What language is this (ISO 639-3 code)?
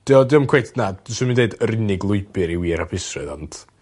cym